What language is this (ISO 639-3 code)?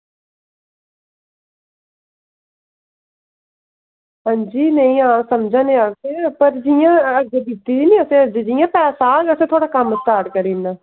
doi